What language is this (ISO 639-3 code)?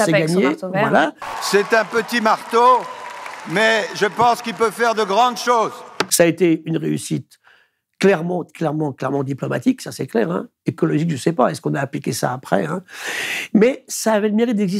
fra